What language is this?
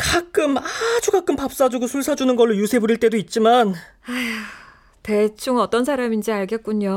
Korean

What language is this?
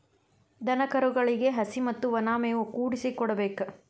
Kannada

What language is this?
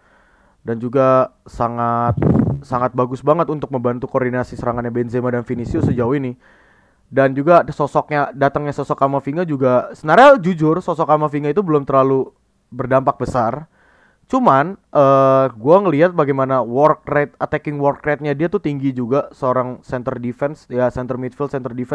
Indonesian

